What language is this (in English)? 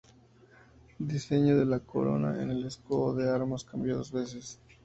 Spanish